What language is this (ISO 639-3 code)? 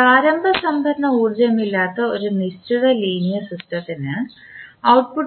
mal